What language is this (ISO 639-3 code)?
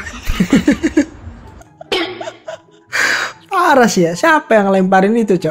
ind